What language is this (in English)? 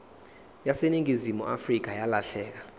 Zulu